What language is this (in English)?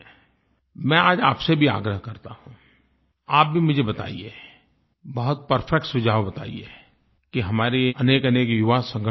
Hindi